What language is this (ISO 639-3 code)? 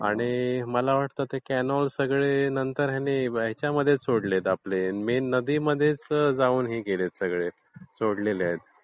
mar